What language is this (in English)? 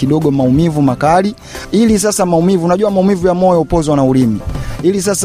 Swahili